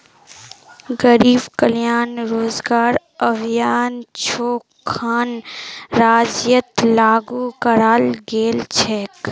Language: Magahi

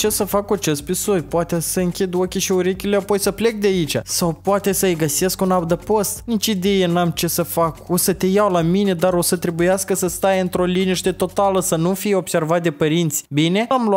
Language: Romanian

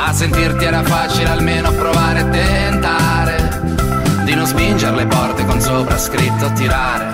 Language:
Italian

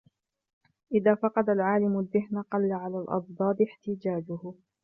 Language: Arabic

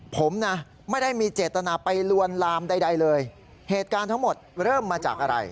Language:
Thai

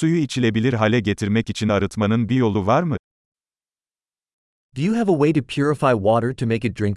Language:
Turkish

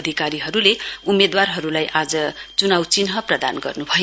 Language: Nepali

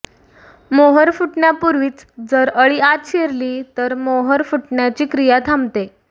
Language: Marathi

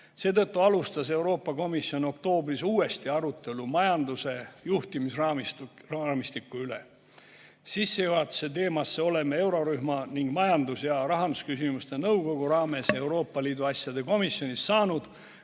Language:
Estonian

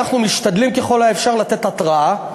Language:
Hebrew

